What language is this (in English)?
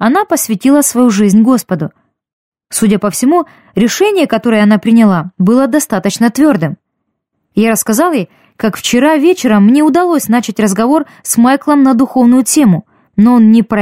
Russian